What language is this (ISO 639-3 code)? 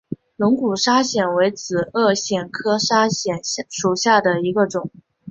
zho